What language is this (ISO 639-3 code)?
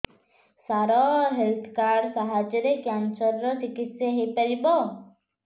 ori